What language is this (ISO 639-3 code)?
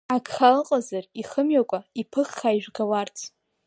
abk